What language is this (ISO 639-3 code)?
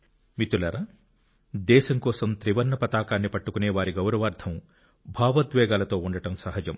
tel